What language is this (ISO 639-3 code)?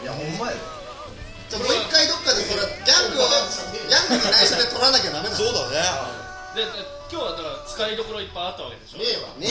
jpn